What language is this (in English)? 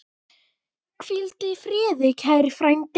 Icelandic